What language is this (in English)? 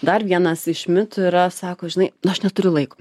Lithuanian